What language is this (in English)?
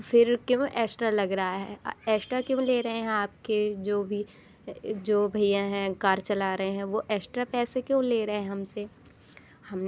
Hindi